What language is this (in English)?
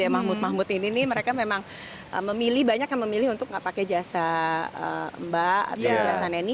Indonesian